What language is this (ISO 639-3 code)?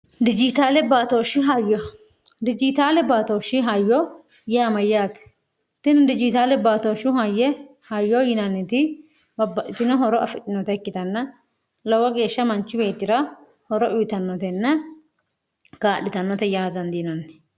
sid